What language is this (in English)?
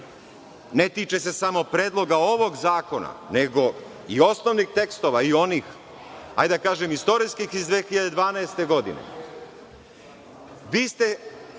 Serbian